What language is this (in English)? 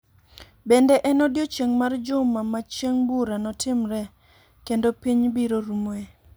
Luo (Kenya and Tanzania)